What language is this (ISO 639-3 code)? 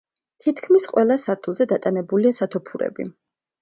kat